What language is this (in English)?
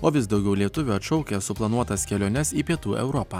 Lithuanian